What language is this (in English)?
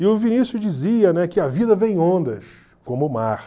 Portuguese